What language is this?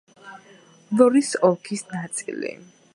Georgian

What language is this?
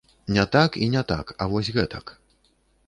Belarusian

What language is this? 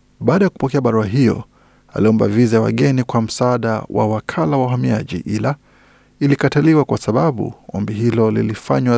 Swahili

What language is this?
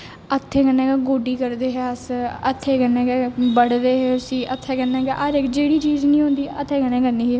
Dogri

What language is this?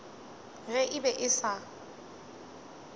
Northern Sotho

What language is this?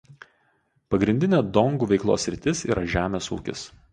Lithuanian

